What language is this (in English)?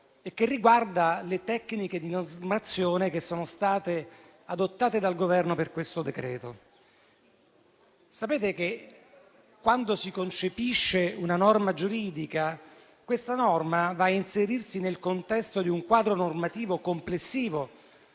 Italian